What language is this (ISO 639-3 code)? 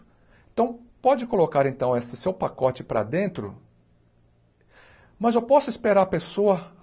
por